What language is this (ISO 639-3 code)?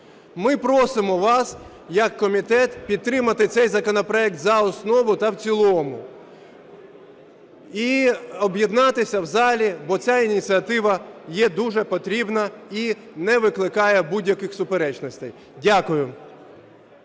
ukr